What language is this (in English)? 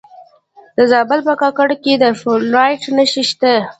Pashto